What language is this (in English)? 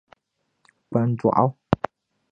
Dagbani